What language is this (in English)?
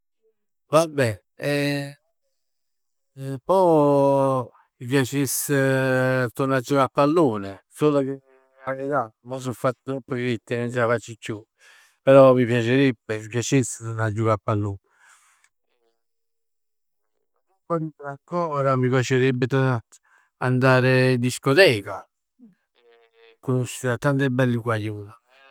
Neapolitan